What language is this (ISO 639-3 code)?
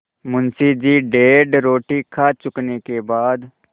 hin